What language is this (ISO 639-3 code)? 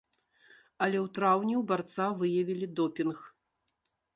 bel